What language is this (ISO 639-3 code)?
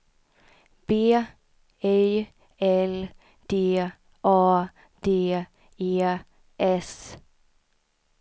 swe